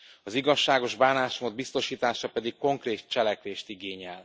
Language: Hungarian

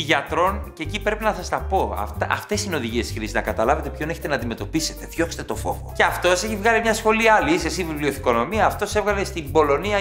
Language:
Greek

